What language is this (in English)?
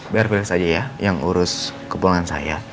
Indonesian